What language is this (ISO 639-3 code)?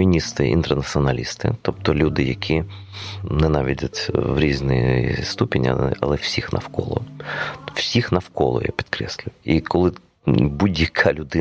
ukr